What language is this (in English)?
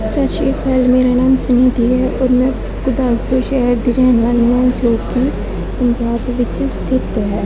Punjabi